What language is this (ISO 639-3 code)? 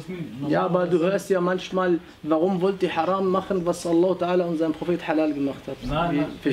deu